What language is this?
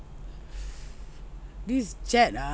English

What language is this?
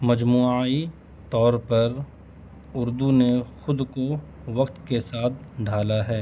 Urdu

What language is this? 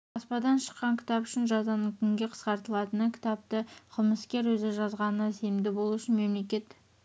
Kazakh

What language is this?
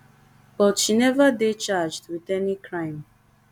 Nigerian Pidgin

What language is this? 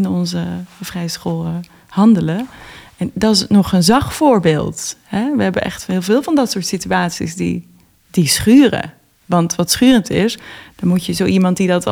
Dutch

